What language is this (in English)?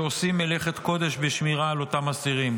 Hebrew